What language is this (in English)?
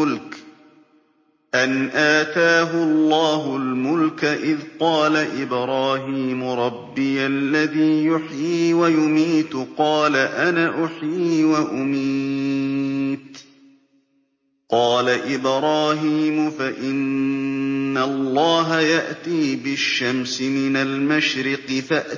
Arabic